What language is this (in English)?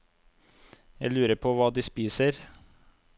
Norwegian